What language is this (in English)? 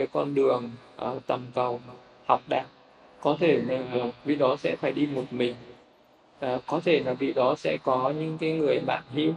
Vietnamese